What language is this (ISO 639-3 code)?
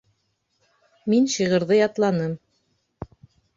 bak